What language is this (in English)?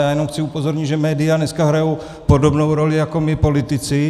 Czech